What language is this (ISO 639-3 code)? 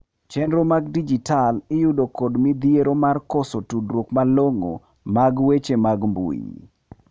luo